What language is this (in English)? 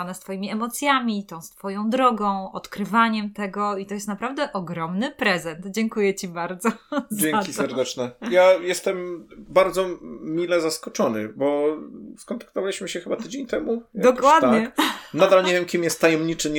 Polish